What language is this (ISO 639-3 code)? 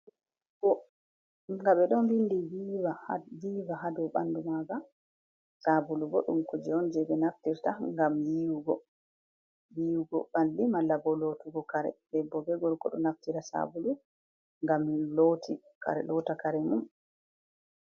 ful